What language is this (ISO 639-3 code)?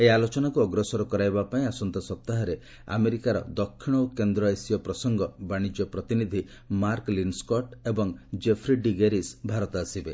ori